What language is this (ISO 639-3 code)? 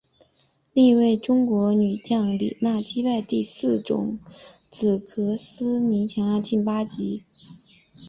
zho